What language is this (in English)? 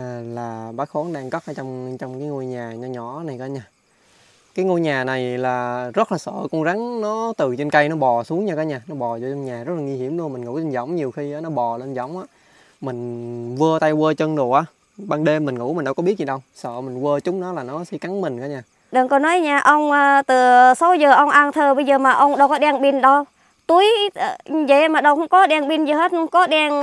Vietnamese